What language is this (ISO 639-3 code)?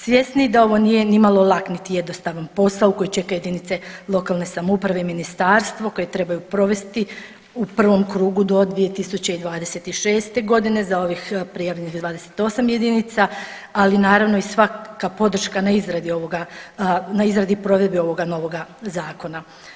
hrv